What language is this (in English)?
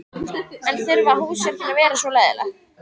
Icelandic